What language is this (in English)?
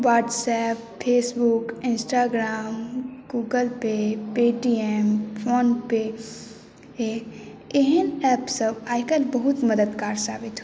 Maithili